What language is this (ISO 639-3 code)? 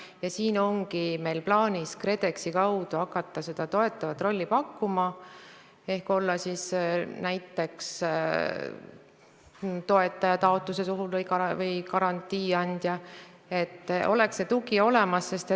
est